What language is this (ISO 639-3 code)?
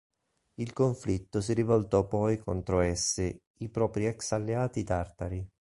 ita